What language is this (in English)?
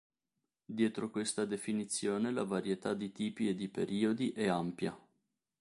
Italian